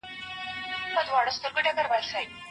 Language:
Pashto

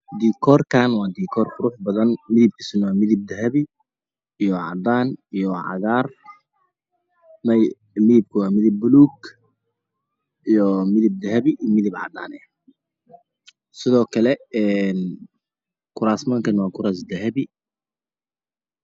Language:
Somali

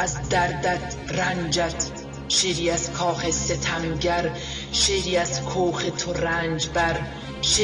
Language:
Persian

